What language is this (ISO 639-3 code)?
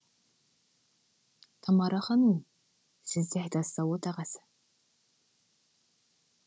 kaz